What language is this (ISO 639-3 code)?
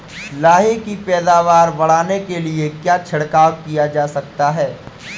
hin